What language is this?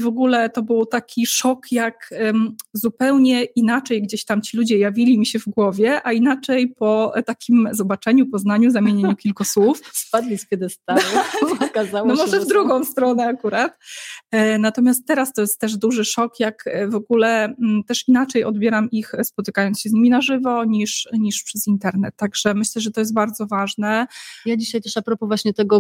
Polish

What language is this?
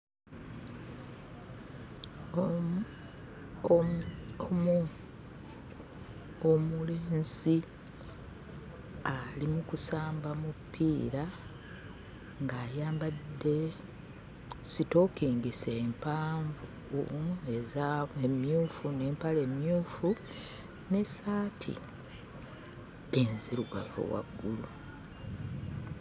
Ganda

